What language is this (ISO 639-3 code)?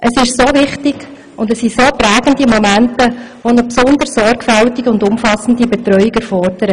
gsw